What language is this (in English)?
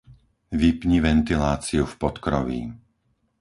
Slovak